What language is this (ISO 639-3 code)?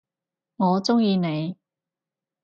yue